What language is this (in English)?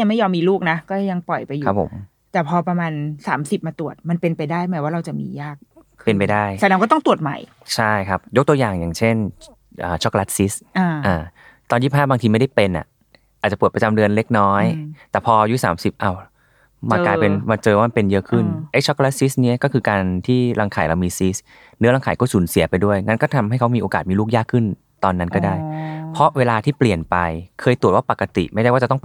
Thai